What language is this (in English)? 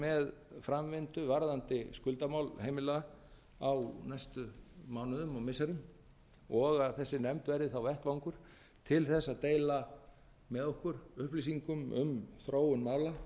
Icelandic